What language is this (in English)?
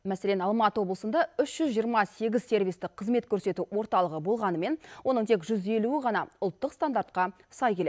Kazakh